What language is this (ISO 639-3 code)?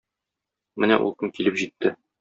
tat